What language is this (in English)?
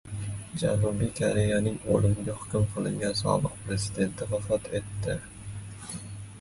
Uzbek